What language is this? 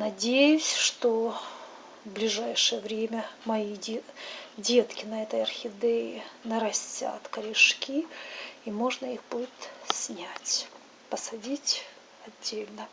Russian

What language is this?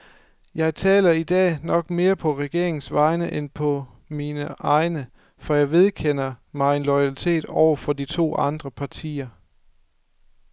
Danish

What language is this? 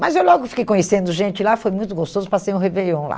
Portuguese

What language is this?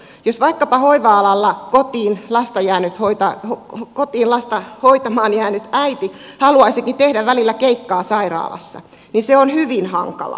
Finnish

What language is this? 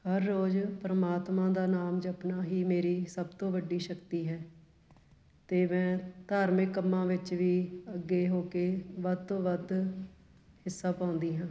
Punjabi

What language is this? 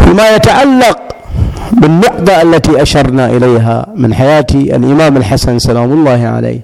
Arabic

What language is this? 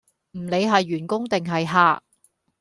Cantonese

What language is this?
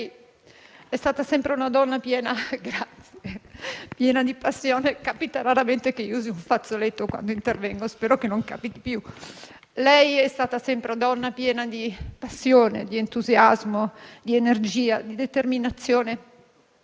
Italian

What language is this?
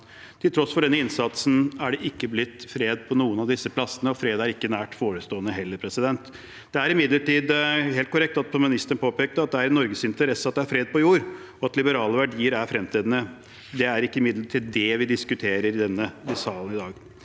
Norwegian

